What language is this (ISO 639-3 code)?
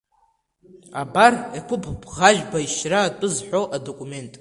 abk